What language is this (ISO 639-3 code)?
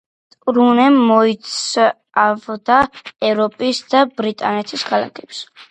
kat